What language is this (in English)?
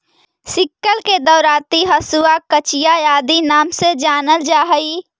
Magahi